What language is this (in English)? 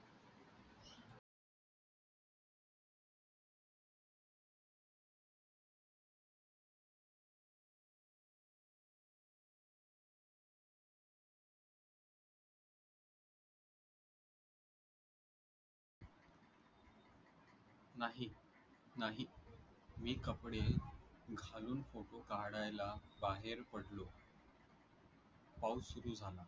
Marathi